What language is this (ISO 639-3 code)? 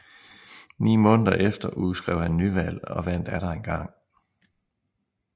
dan